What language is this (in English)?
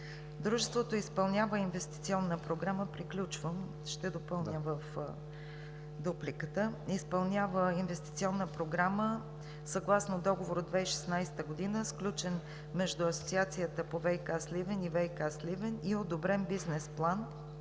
Bulgarian